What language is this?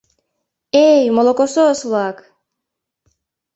Mari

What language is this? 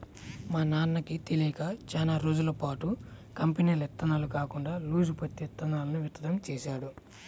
Telugu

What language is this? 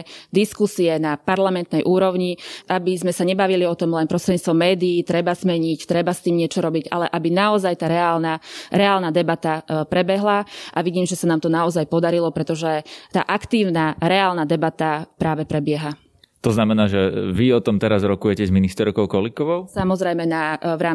Slovak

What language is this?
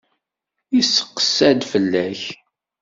Kabyle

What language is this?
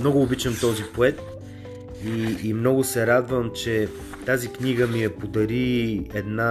Bulgarian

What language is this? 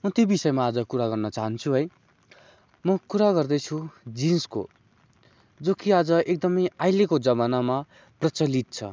Nepali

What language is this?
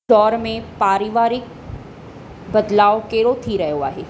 Sindhi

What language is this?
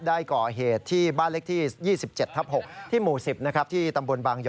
Thai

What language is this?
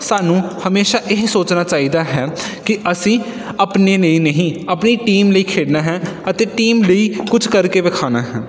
Punjabi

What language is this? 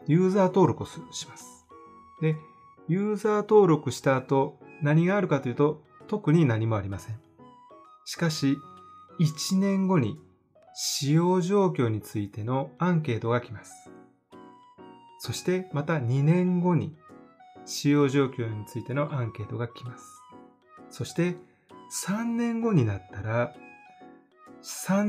Japanese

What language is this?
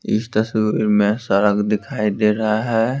Hindi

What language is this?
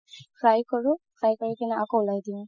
Assamese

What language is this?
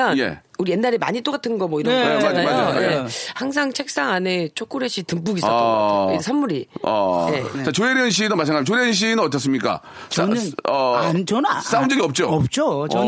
Korean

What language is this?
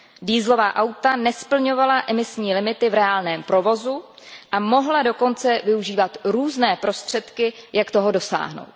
Czech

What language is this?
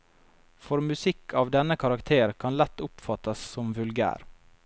Norwegian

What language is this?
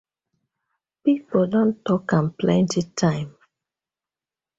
Nigerian Pidgin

